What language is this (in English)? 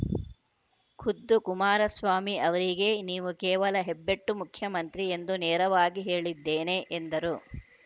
Kannada